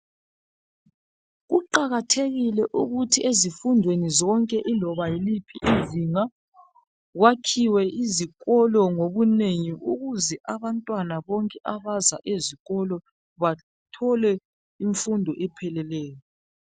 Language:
North Ndebele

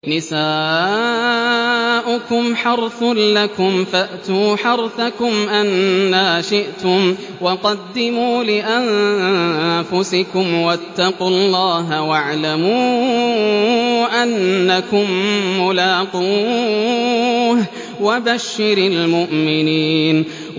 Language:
Arabic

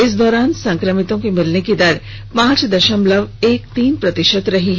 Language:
Hindi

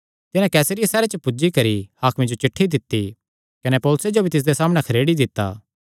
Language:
Kangri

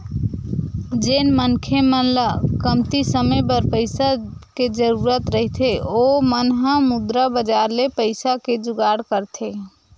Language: Chhattisgarhi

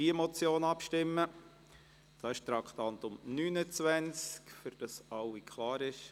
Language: Swiss German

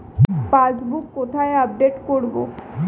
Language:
Bangla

